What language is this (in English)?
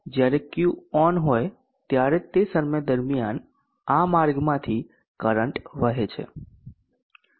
Gujarati